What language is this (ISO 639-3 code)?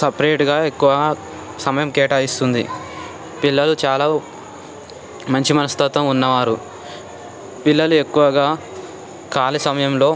tel